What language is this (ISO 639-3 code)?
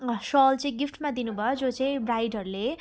nep